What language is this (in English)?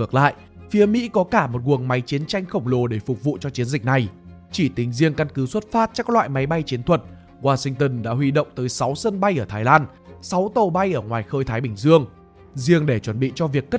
Vietnamese